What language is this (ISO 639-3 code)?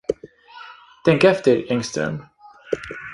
swe